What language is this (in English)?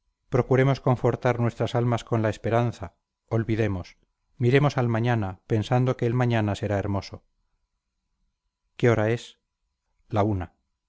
Spanish